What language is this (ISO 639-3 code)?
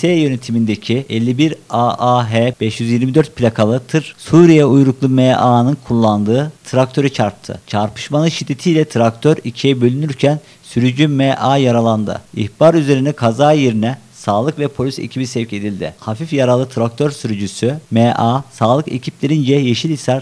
tur